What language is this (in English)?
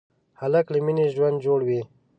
Pashto